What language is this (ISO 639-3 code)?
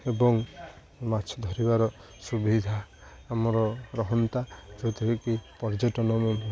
ori